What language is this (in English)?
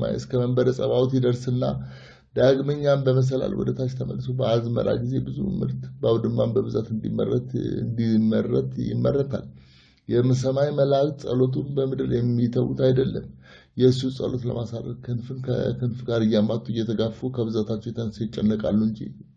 Arabic